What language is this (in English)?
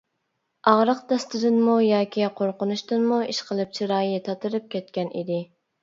Uyghur